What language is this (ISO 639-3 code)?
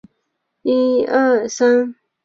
zho